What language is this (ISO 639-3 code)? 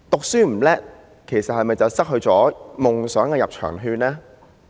yue